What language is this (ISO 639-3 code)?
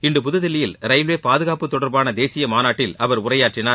tam